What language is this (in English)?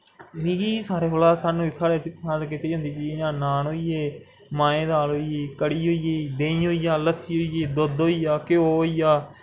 Dogri